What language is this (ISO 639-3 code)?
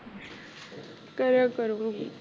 pan